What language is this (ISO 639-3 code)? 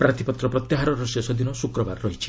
ori